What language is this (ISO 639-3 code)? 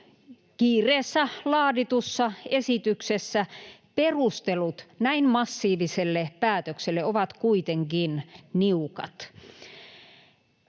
fin